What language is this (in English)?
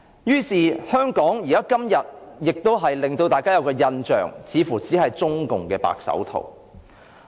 Cantonese